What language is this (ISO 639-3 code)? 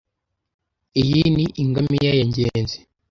kin